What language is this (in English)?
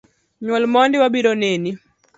Luo (Kenya and Tanzania)